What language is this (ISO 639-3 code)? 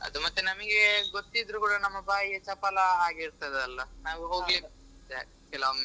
kan